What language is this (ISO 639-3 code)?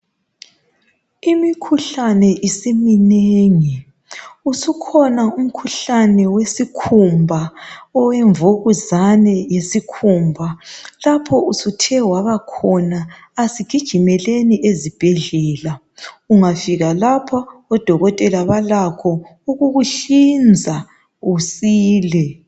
nde